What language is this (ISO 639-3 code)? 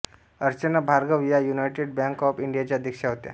mar